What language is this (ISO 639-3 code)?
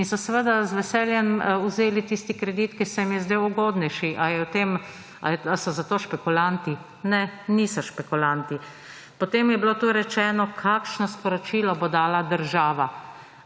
slv